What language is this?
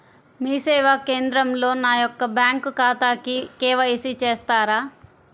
Telugu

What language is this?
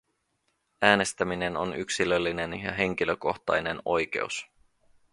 Finnish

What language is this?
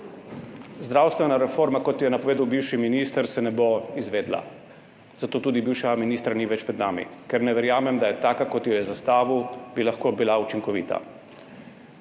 Slovenian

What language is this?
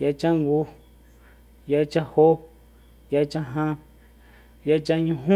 Soyaltepec Mazatec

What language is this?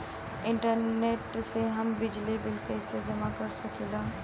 Bhojpuri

